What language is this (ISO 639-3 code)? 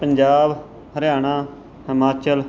pan